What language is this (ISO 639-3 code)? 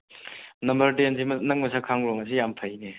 mni